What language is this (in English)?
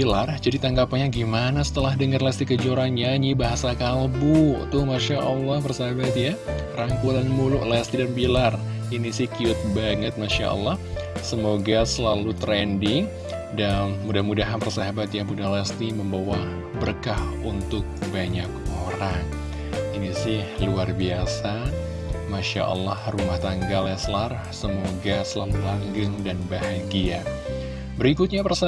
Indonesian